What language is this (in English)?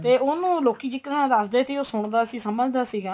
Punjabi